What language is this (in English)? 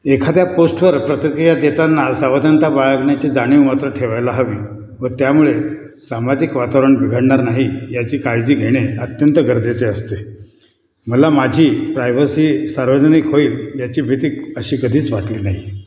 Marathi